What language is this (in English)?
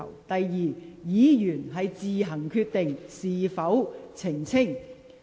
Cantonese